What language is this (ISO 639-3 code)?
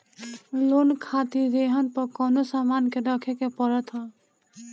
bho